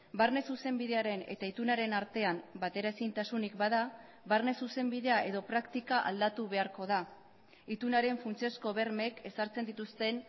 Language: Basque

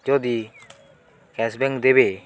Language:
Odia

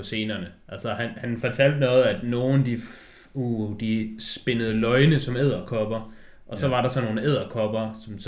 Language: Danish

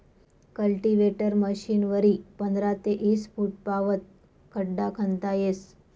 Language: Marathi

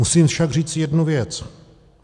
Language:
Czech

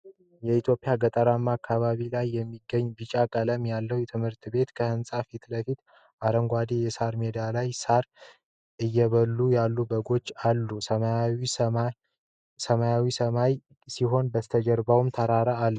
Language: Amharic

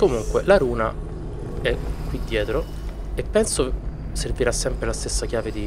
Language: Italian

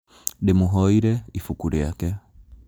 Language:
Kikuyu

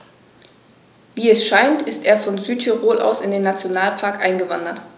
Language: German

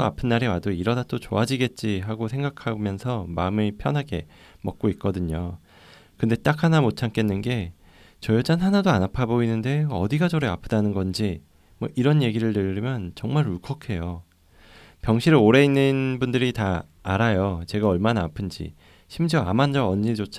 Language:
Korean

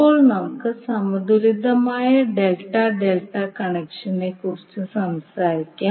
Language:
Malayalam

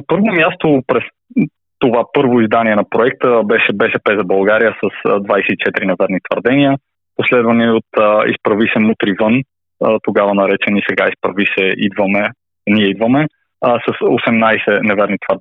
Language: Bulgarian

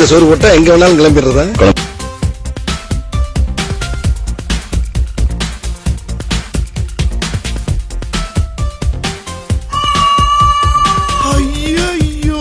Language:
English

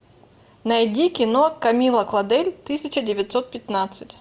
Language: Russian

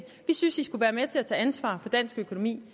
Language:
Danish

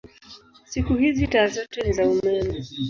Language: Swahili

